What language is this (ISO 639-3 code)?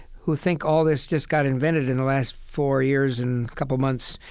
eng